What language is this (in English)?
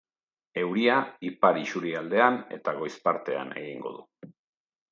Basque